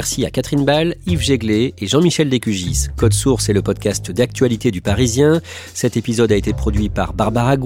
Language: French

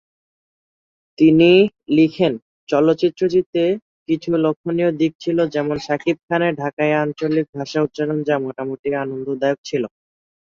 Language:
Bangla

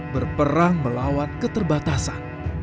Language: Indonesian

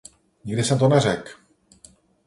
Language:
Czech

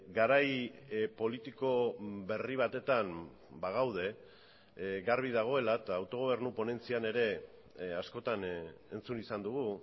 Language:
Basque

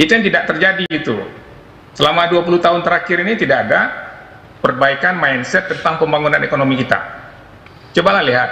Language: Indonesian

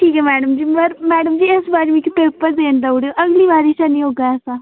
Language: Dogri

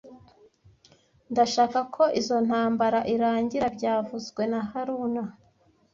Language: Kinyarwanda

